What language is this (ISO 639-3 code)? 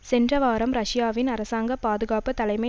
tam